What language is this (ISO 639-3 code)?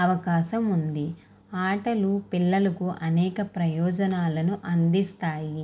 tel